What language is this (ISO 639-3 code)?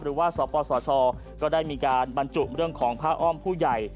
tha